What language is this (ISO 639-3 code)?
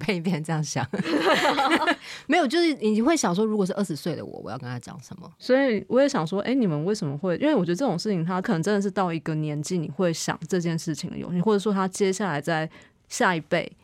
zho